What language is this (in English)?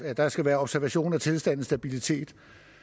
Danish